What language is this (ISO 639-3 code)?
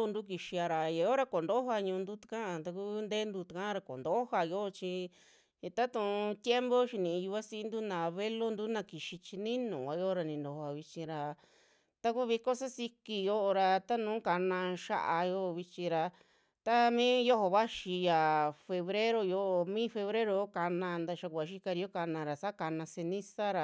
jmx